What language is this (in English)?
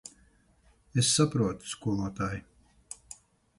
Latvian